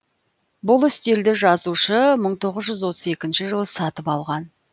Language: Kazakh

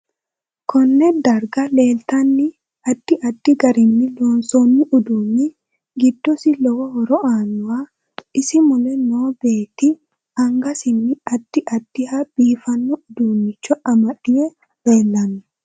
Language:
Sidamo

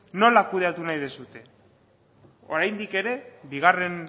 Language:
Basque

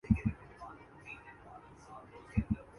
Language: Urdu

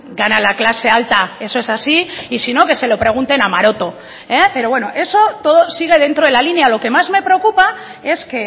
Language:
Spanish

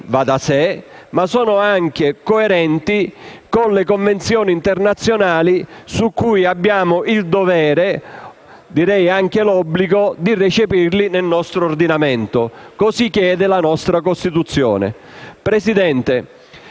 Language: Italian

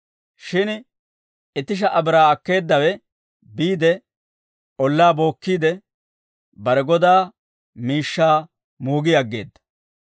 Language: Dawro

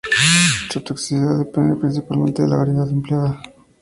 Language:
Spanish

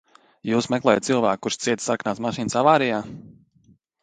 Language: Latvian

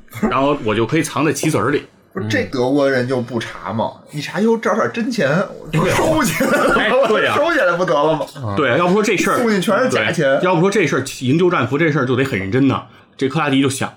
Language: Chinese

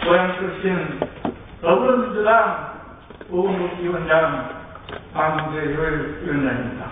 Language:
Korean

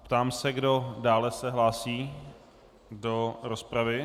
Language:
Czech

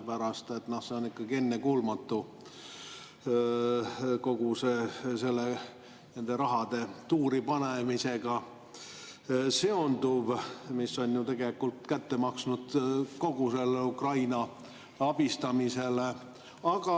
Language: Estonian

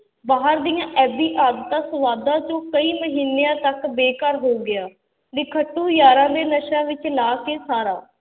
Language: Punjabi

